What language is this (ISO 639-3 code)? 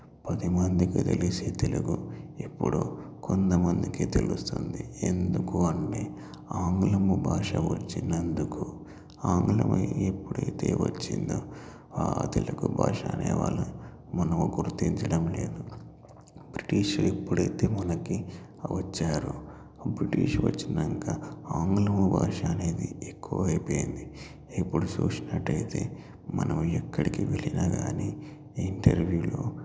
tel